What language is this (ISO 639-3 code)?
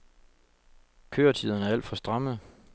dan